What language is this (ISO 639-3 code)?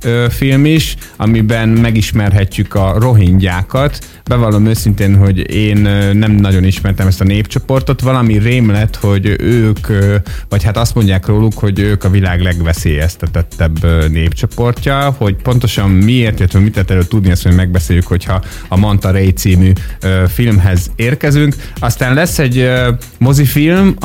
hun